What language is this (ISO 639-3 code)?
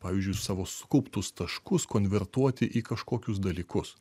lit